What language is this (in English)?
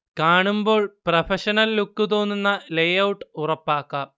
Malayalam